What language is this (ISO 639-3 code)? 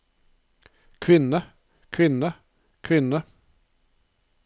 nor